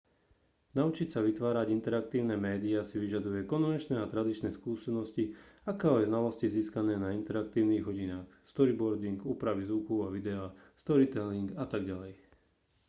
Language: Slovak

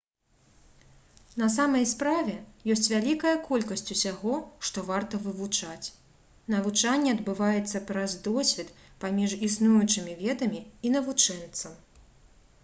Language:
Belarusian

